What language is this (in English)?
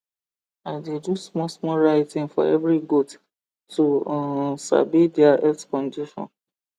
Nigerian Pidgin